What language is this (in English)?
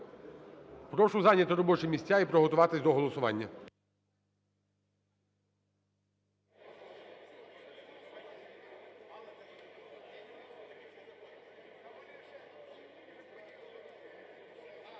Ukrainian